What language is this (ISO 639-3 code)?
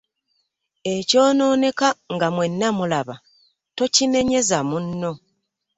lug